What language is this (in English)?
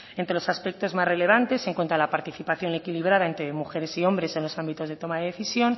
Spanish